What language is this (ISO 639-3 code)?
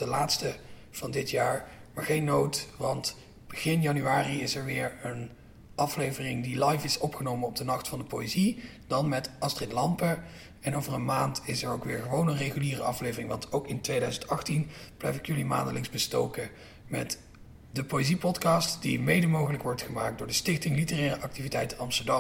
nld